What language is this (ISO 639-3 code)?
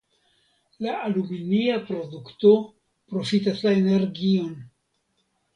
epo